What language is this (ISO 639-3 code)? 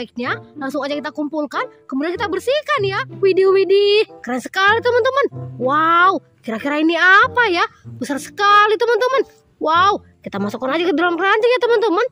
ind